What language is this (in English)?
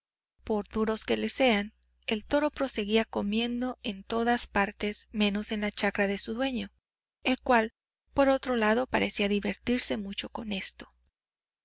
Spanish